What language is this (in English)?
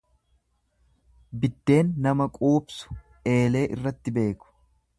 Oromo